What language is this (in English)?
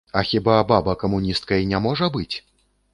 Belarusian